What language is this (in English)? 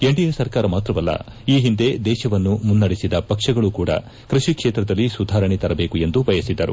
Kannada